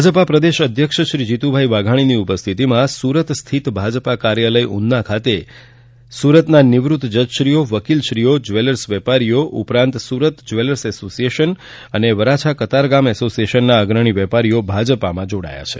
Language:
Gujarati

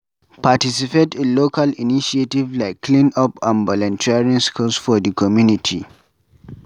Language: Nigerian Pidgin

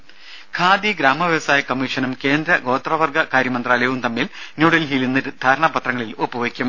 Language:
Malayalam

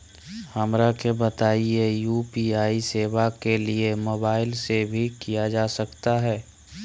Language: Magahi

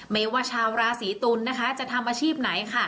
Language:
Thai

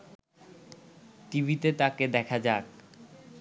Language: Bangla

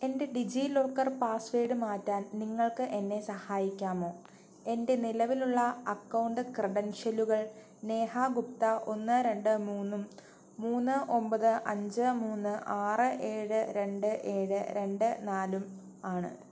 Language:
Malayalam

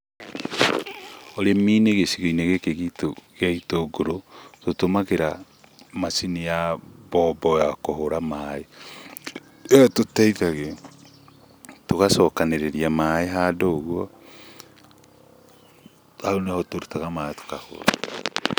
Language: Kikuyu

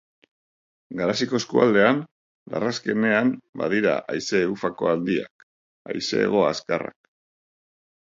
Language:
Basque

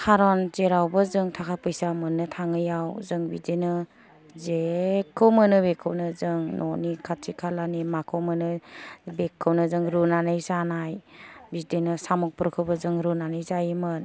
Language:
Bodo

